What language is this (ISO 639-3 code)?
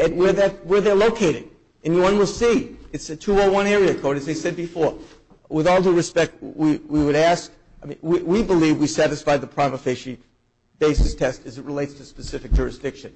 eng